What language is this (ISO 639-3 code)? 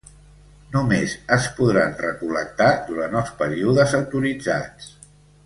cat